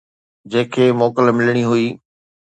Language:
Sindhi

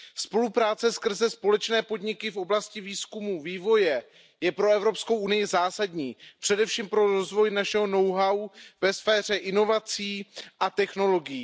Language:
Czech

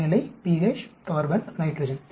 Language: Tamil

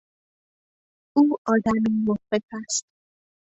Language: Persian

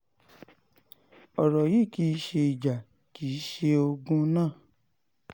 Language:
Yoruba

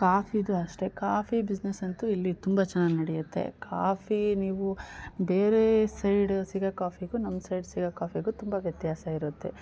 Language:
Kannada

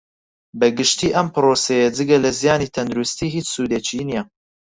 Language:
Central Kurdish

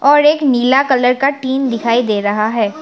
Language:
Hindi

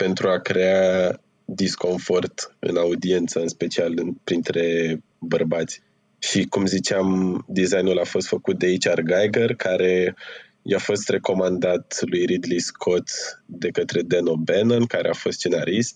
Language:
Romanian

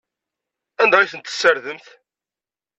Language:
Kabyle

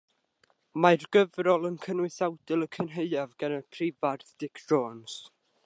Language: Welsh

